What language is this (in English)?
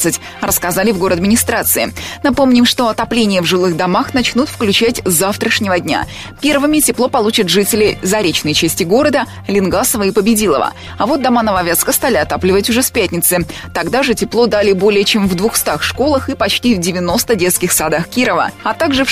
Russian